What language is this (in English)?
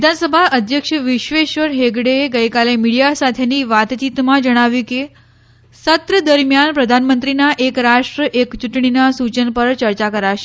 Gujarati